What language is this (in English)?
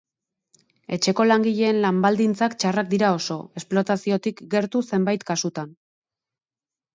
Basque